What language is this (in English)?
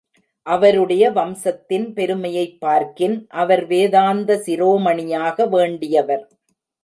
Tamil